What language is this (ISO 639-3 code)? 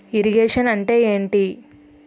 tel